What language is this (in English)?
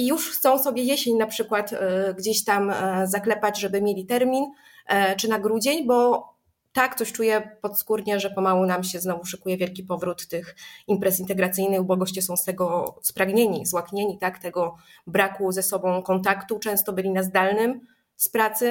Polish